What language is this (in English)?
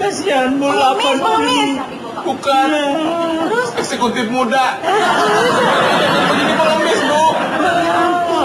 Indonesian